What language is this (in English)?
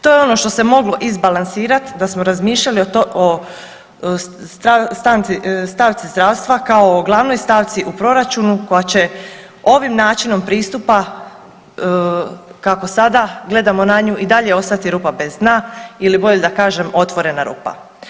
Croatian